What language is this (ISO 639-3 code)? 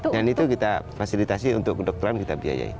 ind